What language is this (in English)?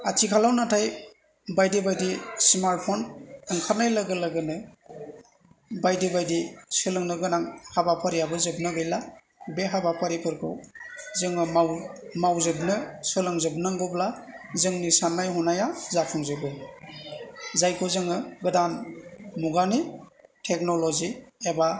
Bodo